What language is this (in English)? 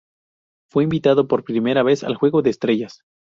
Spanish